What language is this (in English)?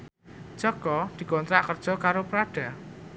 Javanese